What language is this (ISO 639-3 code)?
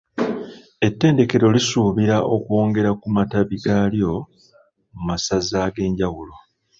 lug